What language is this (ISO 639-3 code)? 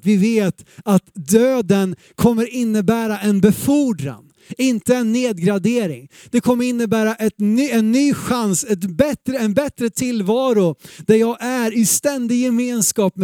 swe